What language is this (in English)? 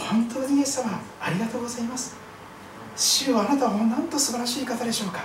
Japanese